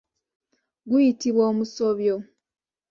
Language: Ganda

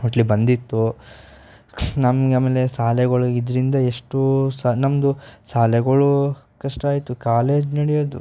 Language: Kannada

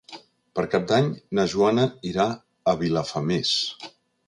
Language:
Catalan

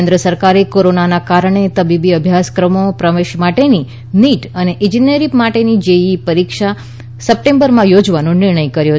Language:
Gujarati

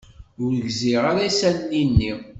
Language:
Kabyle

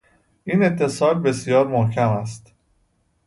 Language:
Persian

